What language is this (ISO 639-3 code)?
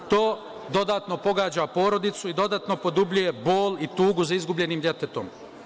srp